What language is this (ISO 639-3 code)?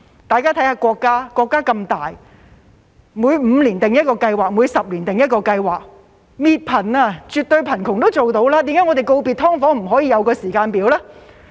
yue